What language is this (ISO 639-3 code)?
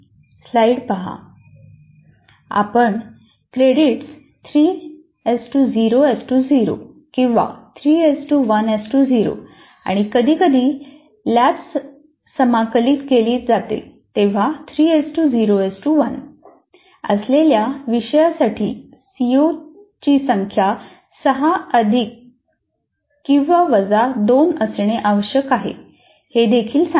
mar